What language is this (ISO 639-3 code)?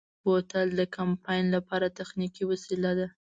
pus